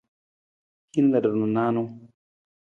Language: Nawdm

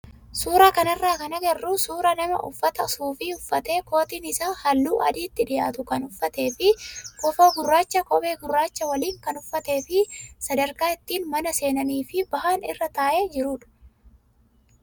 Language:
Oromo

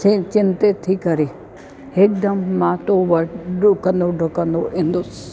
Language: Sindhi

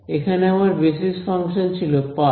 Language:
Bangla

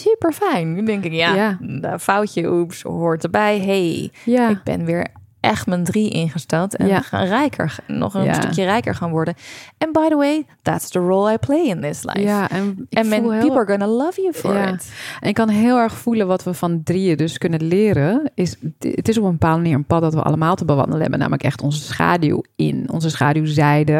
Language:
Dutch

